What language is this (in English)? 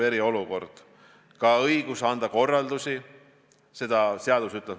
Estonian